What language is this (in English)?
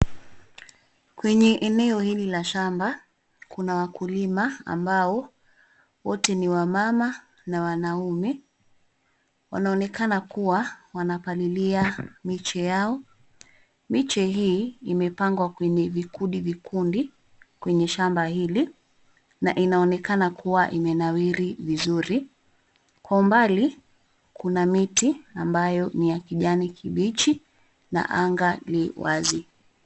Swahili